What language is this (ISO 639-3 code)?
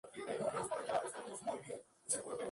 spa